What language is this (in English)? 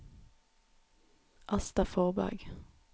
Norwegian